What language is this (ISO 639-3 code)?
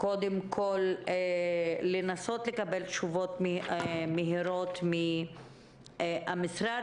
heb